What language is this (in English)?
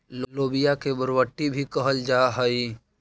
Magahi